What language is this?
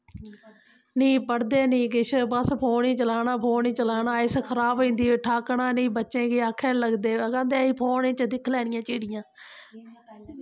Dogri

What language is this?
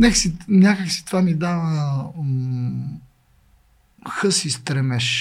Bulgarian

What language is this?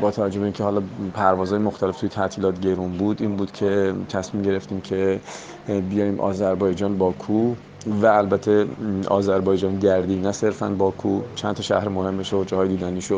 Persian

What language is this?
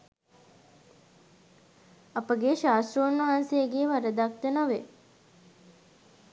Sinhala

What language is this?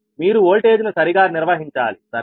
Telugu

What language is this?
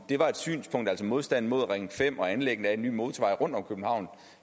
Danish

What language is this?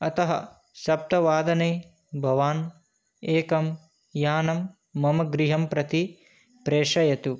Sanskrit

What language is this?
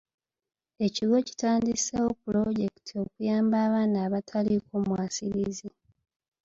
Ganda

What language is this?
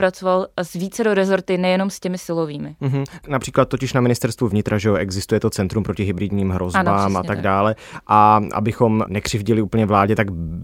Czech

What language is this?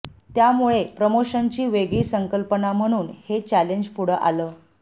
Marathi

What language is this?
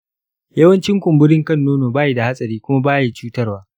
Hausa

